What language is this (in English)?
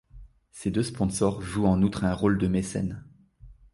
French